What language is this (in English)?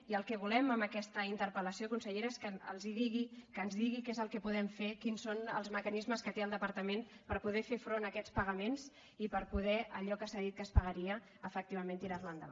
Catalan